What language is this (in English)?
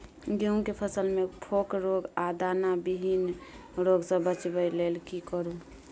Maithili